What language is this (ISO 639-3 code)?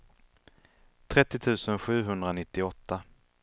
swe